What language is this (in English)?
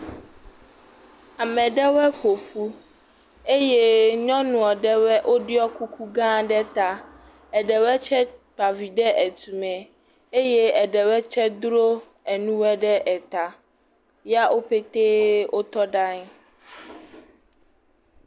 Ewe